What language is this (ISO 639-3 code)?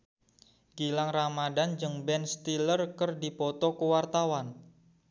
sun